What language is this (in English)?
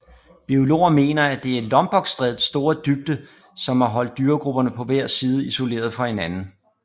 Danish